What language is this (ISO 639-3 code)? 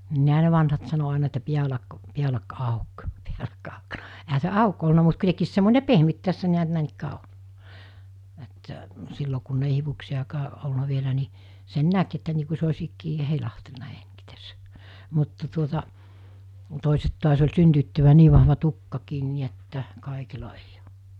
fin